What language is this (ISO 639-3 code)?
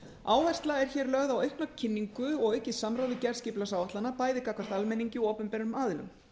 isl